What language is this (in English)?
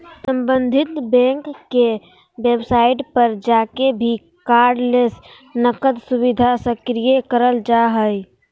Magahi